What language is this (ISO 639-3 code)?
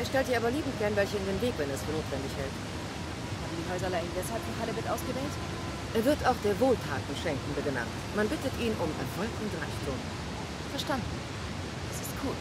deu